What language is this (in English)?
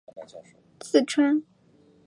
Chinese